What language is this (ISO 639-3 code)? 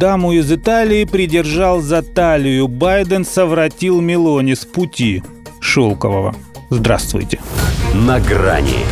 rus